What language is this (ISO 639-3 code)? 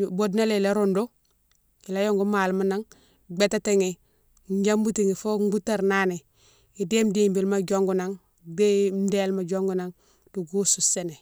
msw